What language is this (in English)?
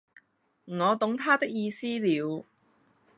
Cantonese